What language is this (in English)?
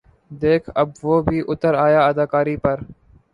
Urdu